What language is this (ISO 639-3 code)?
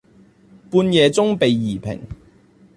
zho